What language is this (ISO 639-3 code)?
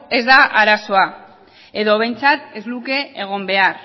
eus